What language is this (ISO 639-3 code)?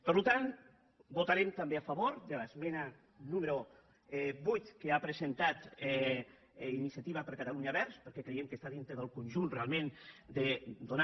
cat